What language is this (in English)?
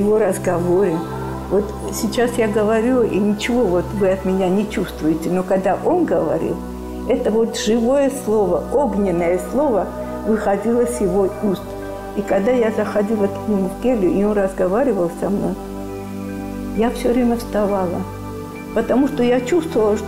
Russian